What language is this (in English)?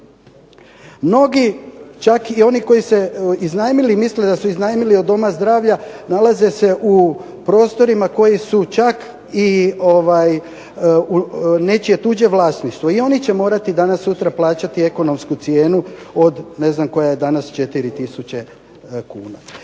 Croatian